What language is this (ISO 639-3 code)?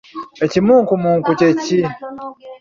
lug